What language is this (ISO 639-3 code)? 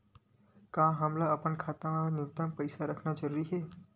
hne